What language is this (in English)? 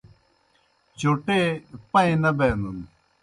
Kohistani Shina